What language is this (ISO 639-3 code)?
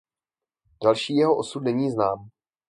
ces